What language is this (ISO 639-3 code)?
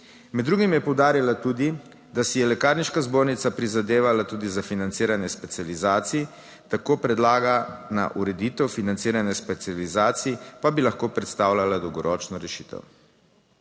slv